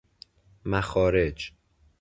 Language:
Persian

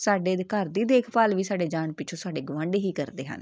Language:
Punjabi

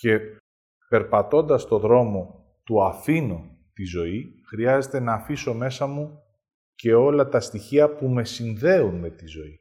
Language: Greek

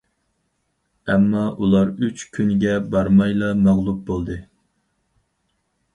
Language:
Uyghur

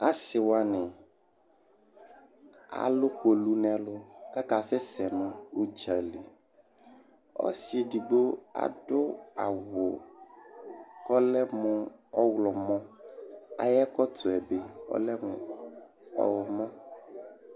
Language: Ikposo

